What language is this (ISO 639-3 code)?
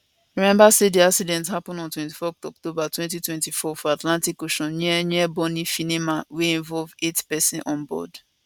pcm